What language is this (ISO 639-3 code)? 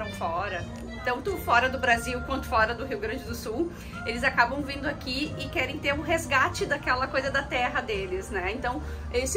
por